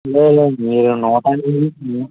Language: Telugu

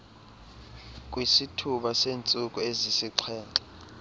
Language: Xhosa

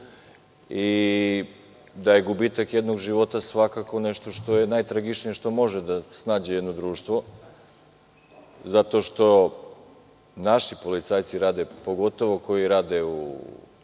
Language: Serbian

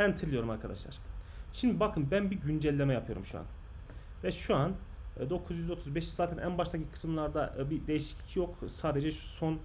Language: Turkish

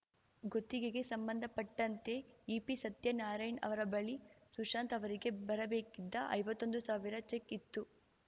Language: Kannada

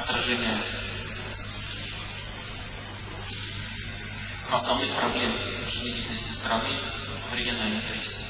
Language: Russian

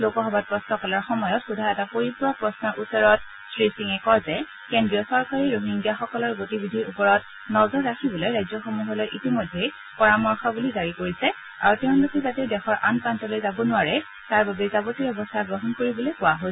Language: Assamese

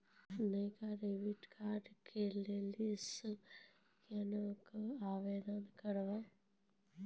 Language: Maithili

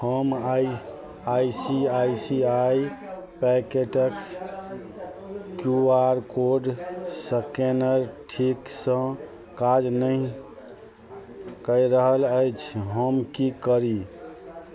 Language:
Maithili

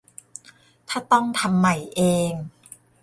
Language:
Thai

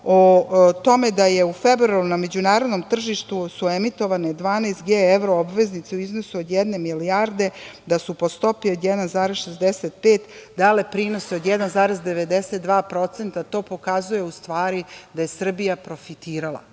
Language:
Serbian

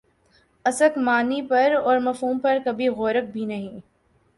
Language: Urdu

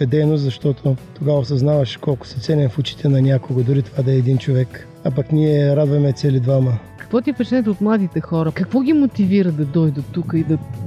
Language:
Bulgarian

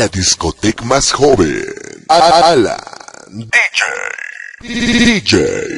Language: Spanish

